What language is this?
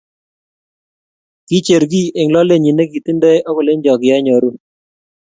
Kalenjin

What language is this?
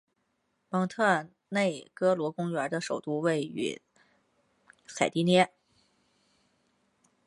Chinese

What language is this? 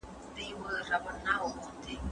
Pashto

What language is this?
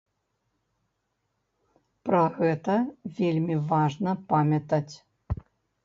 Belarusian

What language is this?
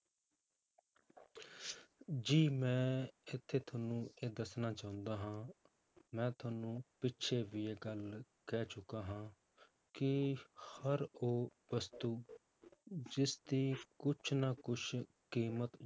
Punjabi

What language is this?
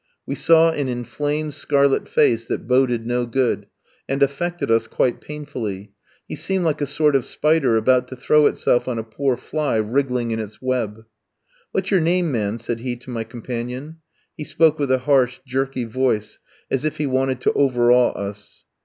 English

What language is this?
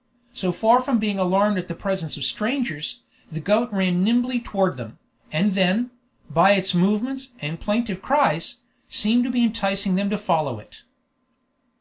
English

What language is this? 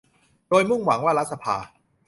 Thai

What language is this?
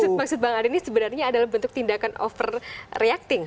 Indonesian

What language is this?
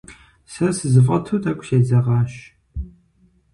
Kabardian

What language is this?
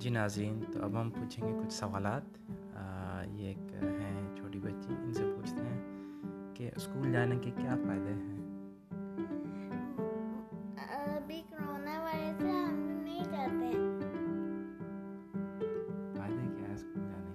Urdu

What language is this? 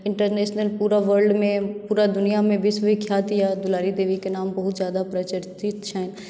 Maithili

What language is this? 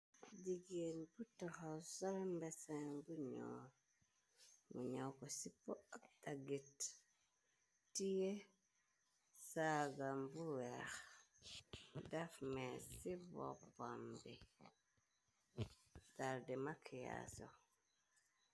Wolof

